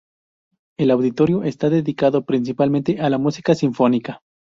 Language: Spanish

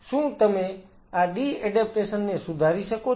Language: Gujarati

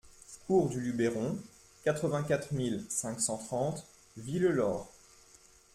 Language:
French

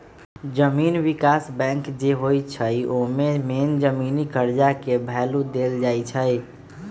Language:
Magahi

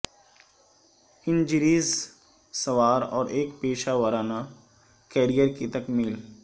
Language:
Urdu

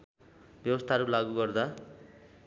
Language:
Nepali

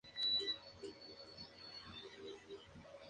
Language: Spanish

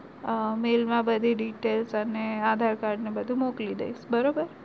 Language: Gujarati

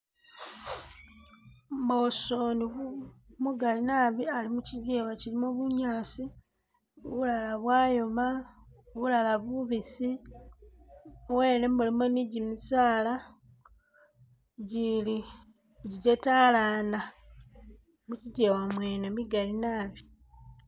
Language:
Masaaba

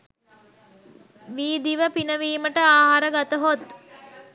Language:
Sinhala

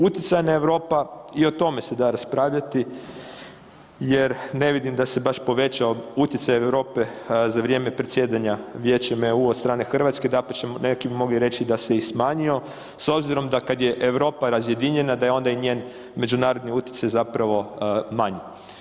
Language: Croatian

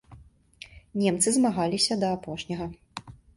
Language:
Belarusian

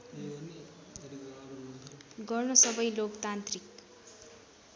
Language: Nepali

